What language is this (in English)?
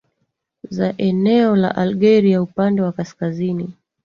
Swahili